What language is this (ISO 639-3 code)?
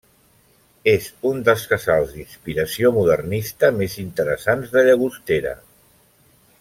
cat